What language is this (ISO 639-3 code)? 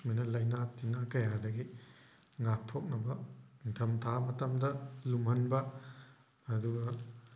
mni